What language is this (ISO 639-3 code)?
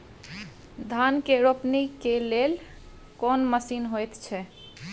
mai